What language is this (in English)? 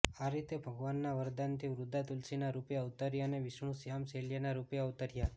Gujarati